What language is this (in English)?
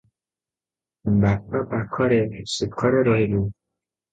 Odia